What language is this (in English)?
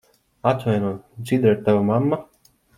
Latvian